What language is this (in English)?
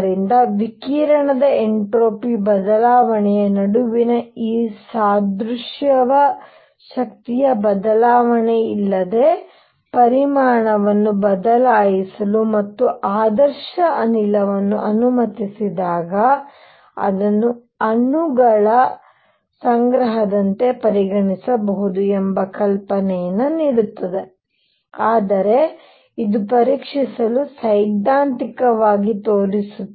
Kannada